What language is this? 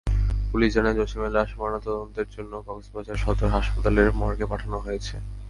Bangla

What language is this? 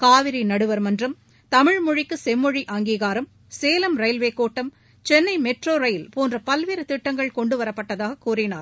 Tamil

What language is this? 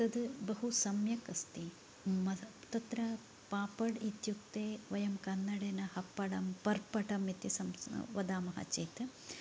Sanskrit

